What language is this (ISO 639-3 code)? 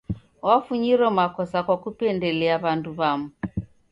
dav